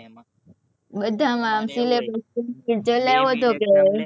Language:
Gujarati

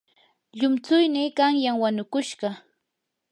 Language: Yanahuanca Pasco Quechua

